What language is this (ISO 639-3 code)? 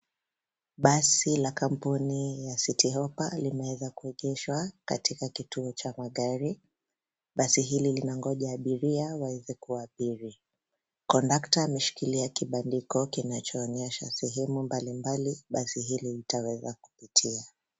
swa